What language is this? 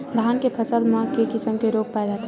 Chhattisgarhi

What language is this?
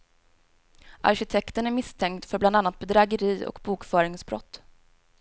Swedish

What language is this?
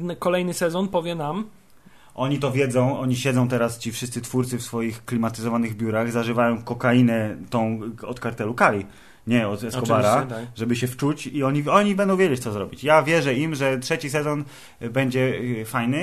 Polish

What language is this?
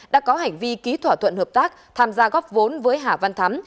Vietnamese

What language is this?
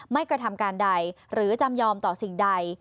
Thai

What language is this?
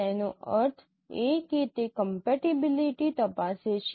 Gujarati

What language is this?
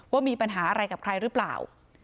Thai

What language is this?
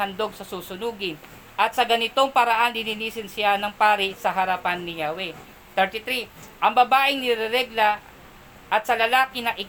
Filipino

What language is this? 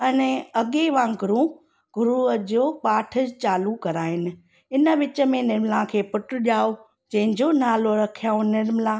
Sindhi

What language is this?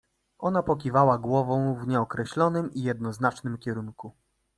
Polish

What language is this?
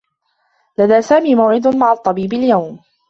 Arabic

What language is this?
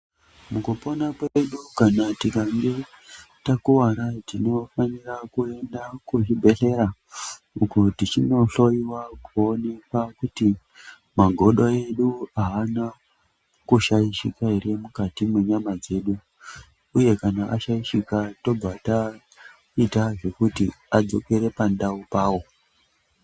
Ndau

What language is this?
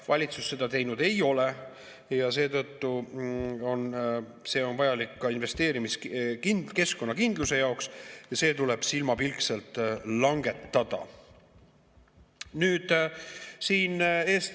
Estonian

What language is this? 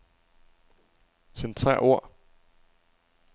Danish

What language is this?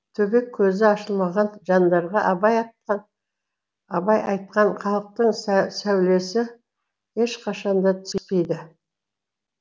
Kazakh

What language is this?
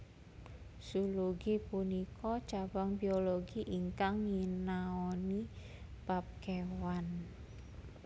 Javanese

